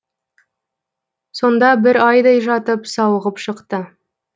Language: Kazakh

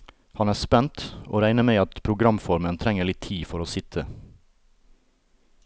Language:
Norwegian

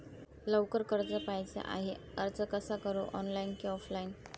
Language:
Marathi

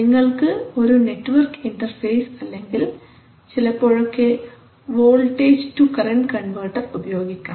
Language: Malayalam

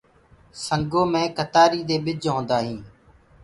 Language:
Gurgula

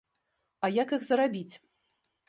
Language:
Belarusian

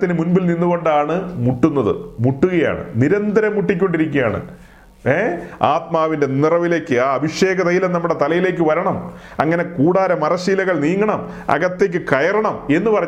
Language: Malayalam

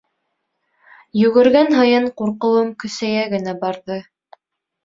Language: Bashkir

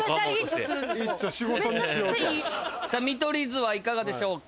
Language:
Japanese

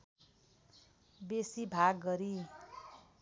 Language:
Nepali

